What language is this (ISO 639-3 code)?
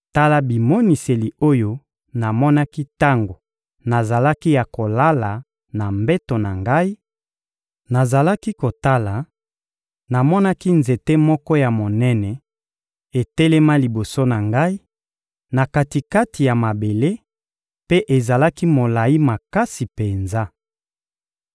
lin